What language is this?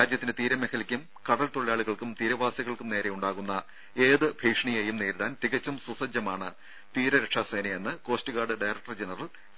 Malayalam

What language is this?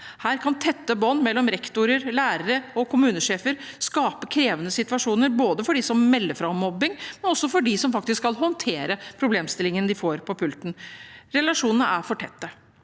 Norwegian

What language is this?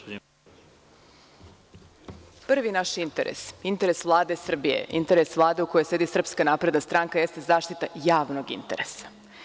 Serbian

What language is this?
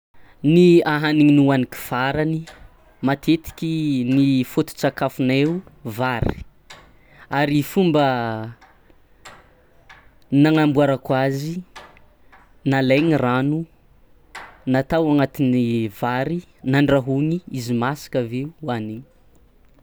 Tsimihety Malagasy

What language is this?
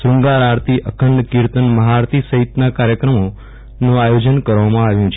Gujarati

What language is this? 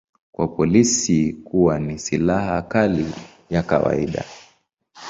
Swahili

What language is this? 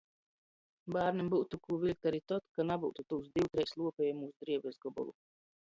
Latgalian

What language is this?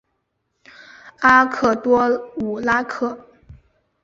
Chinese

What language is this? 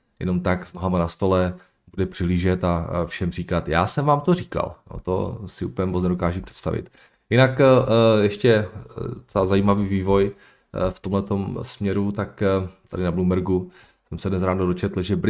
Czech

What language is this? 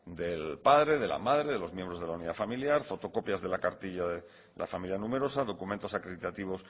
Spanish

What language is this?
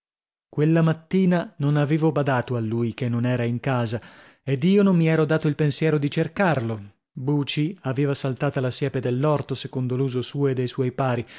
Italian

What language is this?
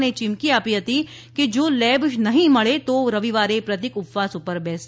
Gujarati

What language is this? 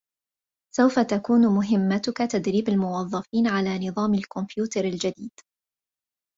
Arabic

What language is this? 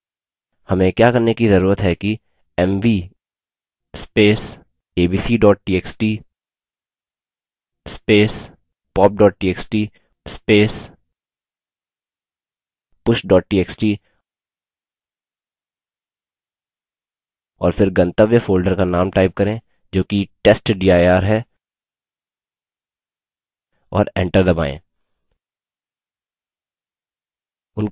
Hindi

